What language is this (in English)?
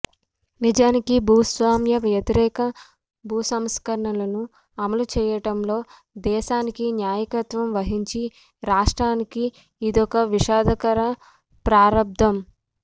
Telugu